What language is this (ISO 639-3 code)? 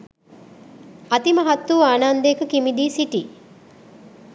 sin